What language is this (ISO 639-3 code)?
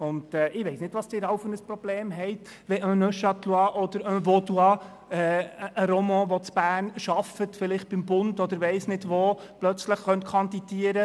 gsw